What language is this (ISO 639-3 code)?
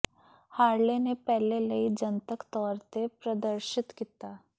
pan